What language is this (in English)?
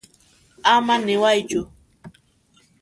Puno Quechua